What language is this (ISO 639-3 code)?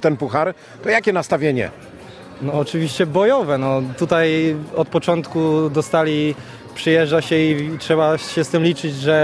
pol